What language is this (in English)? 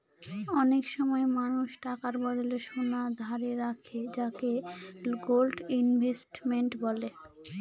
Bangla